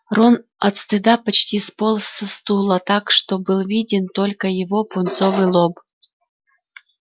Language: Russian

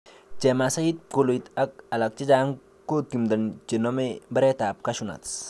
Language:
Kalenjin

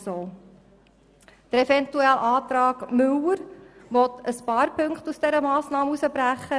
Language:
Swiss German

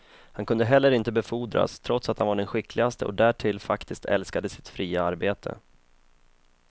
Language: Swedish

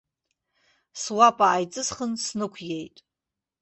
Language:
Abkhazian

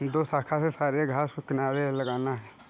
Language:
Hindi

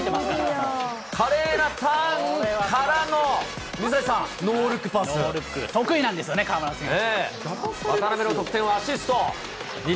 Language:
Japanese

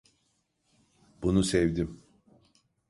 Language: Turkish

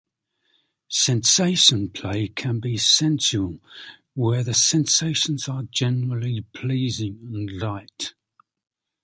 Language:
English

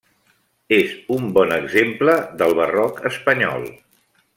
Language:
Catalan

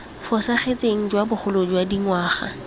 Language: Tswana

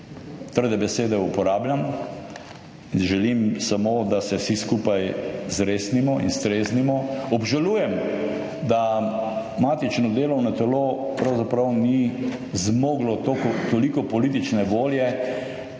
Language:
Slovenian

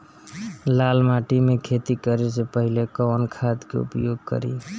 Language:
Bhojpuri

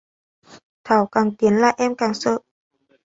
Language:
Vietnamese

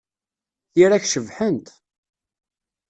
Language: Kabyle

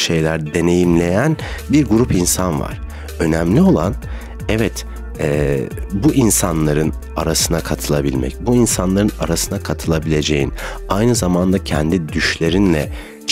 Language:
Turkish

